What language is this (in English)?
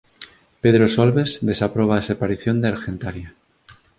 Galician